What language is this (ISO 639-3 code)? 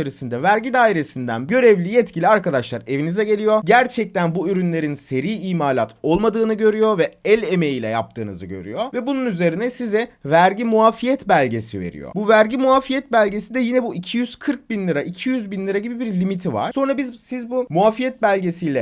tur